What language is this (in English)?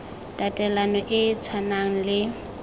Tswana